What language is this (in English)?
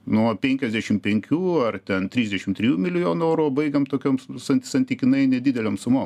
Lithuanian